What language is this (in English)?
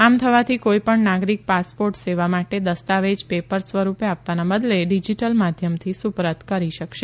Gujarati